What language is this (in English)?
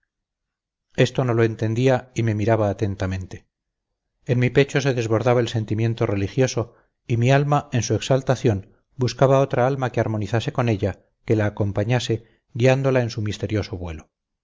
Spanish